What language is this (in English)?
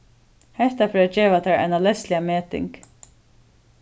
Faroese